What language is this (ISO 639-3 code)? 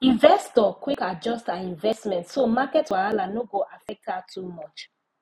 pcm